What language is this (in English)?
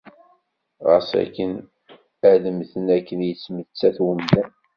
Kabyle